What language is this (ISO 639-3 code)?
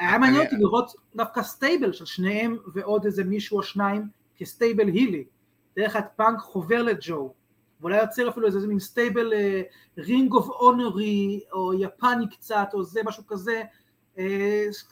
heb